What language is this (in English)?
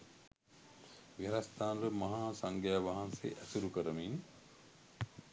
Sinhala